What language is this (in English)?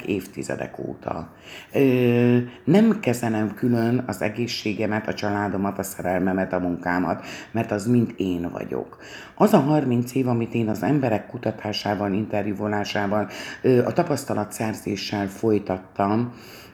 Hungarian